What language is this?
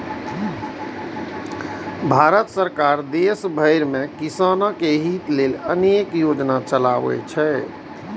Maithili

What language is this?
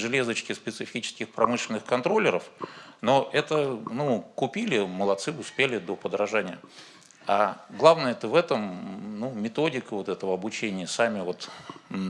Russian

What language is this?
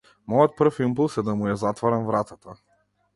Macedonian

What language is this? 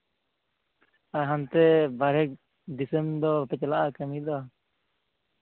Santali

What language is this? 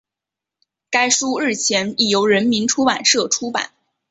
Chinese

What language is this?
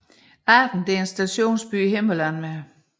Danish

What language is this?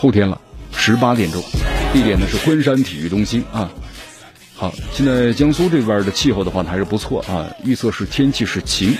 Chinese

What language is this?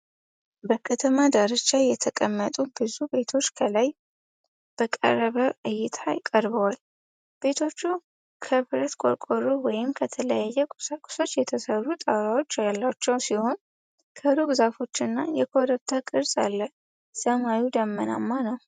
Amharic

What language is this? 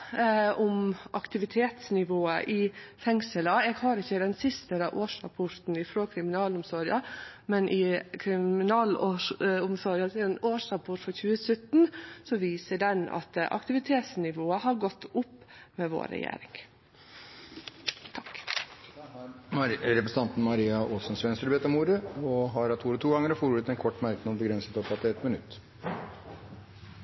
Norwegian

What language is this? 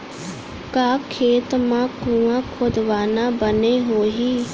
Chhattisgarhi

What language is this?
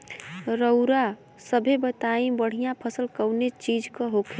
Bhojpuri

